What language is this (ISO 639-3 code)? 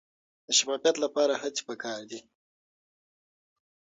pus